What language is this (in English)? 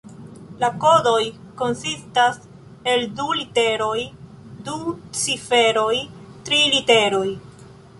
Esperanto